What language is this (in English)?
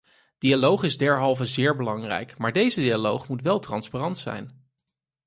Dutch